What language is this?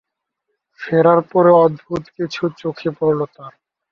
Bangla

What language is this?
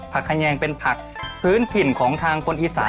Thai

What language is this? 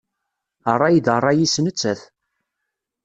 Kabyle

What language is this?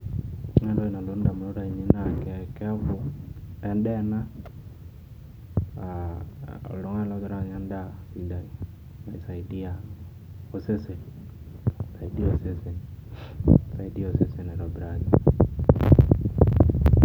Masai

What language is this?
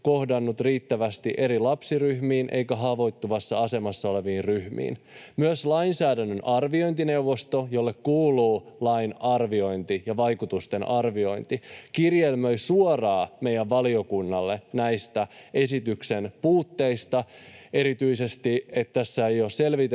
Finnish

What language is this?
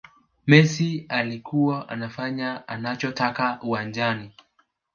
Swahili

